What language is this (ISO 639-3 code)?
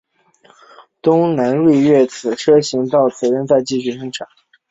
zho